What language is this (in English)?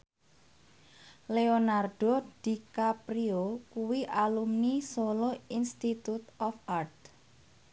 Javanese